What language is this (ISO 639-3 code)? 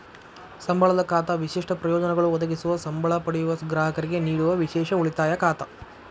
kan